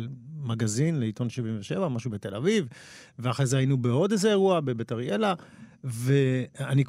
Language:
Hebrew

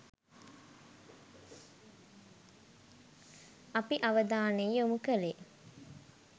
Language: Sinhala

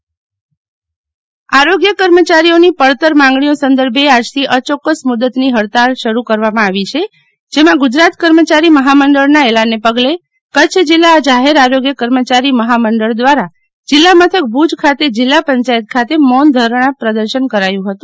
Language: Gujarati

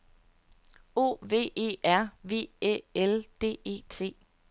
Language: Danish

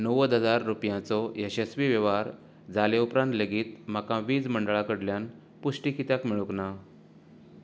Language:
Konkani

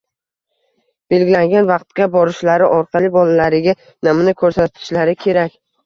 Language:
Uzbek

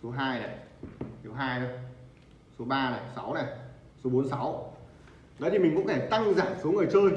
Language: Vietnamese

